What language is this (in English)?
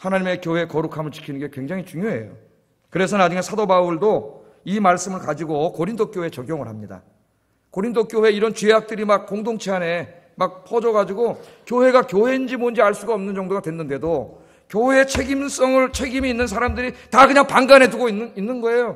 Korean